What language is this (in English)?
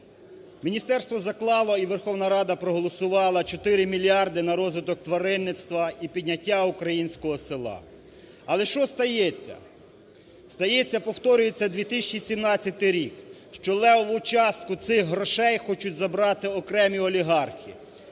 Ukrainian